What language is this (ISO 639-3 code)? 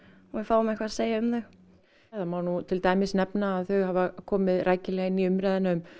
isl